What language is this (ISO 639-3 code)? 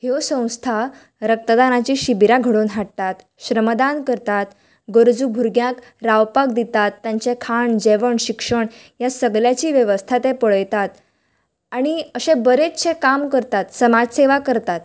kok